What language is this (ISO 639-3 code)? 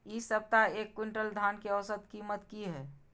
mai